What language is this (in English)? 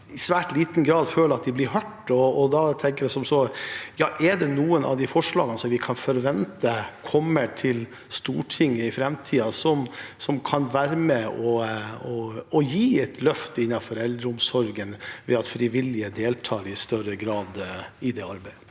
Norwegian